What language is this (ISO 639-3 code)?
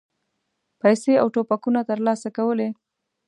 pus